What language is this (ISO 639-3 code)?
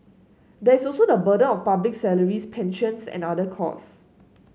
eng